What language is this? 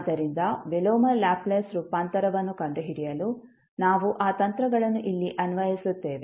Kannada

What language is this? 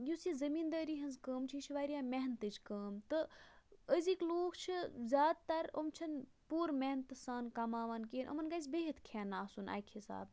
Kashmiri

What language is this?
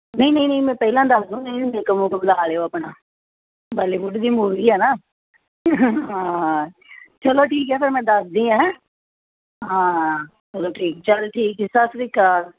Punjabi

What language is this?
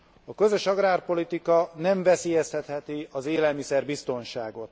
Hungarian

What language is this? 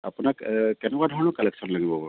Assamese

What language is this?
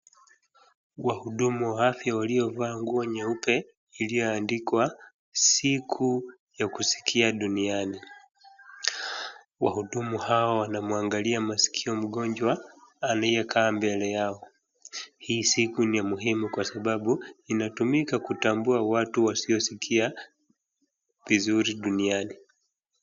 Swahili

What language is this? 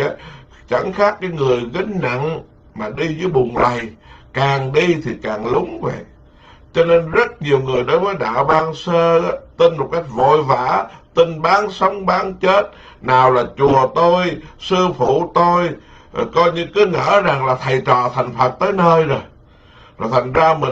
Vietnamese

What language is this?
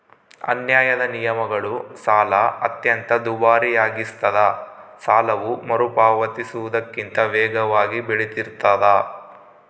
Kannada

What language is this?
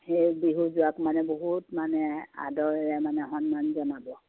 Assamese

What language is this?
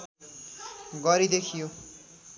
Nepali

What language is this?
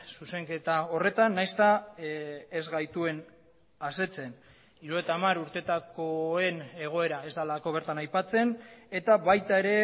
Basque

